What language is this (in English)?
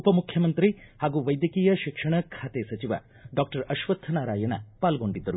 Kannada